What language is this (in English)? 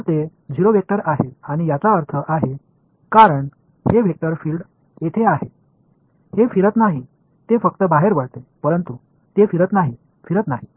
Marathi